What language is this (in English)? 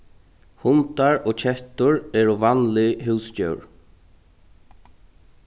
Faroese